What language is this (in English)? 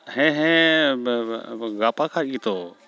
Santali